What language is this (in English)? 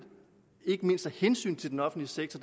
Danish